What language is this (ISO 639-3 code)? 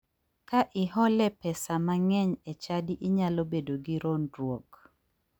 luo